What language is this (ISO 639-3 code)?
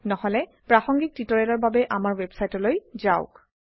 asm